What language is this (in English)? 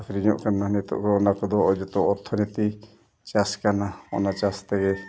Santali